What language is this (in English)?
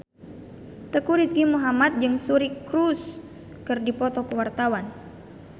Sundanese